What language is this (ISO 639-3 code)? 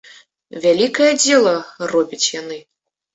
bel